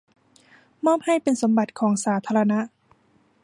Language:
Thai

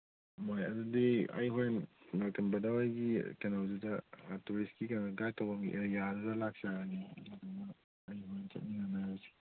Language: Manipuri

